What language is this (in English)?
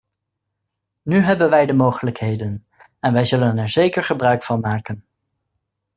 Dutch